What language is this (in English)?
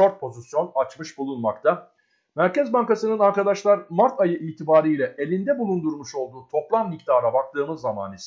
Turkish